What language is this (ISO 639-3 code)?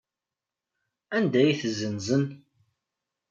kab